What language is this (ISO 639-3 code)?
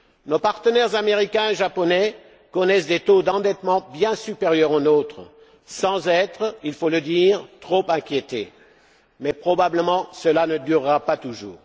fra